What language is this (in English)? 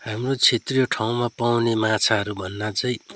Nepali